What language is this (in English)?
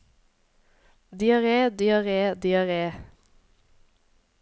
Norwegian